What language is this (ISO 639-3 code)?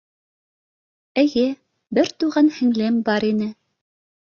bak